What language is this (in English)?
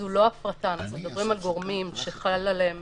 Hebrew